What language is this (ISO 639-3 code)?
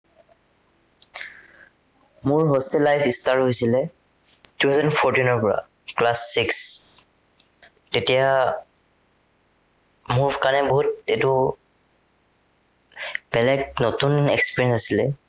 asm